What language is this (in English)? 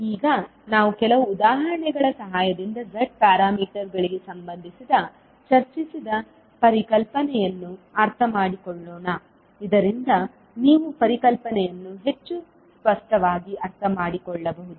Kannada